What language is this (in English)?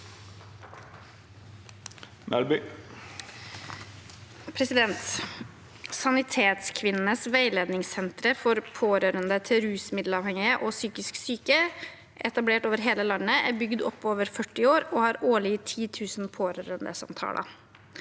Norwegian